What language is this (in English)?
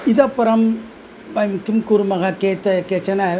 Sanskrit